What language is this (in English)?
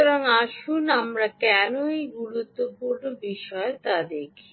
Bangla